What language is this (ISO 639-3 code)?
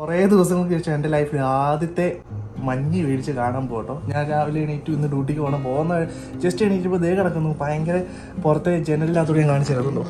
ind